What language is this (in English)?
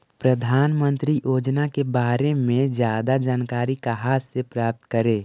Magahi